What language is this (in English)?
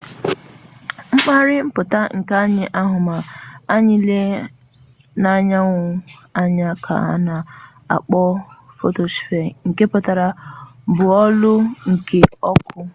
Igbo